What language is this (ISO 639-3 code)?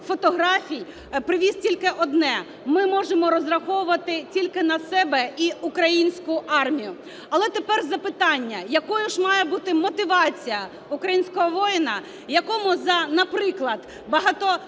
ukr